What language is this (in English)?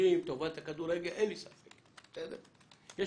Hebrew